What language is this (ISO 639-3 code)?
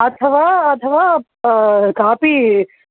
san